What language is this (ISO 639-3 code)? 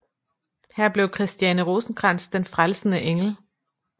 dan